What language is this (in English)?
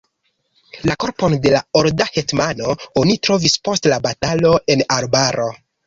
Esperanto